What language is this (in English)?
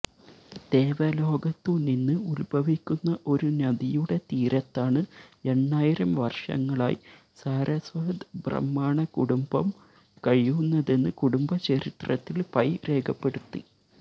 Malayalam